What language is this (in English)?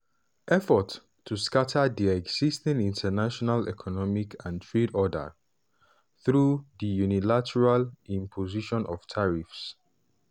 Nigerian Pidgin